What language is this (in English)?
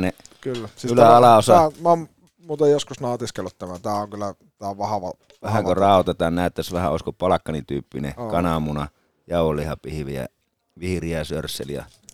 Finnish